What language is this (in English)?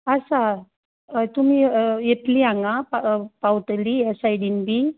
Konkani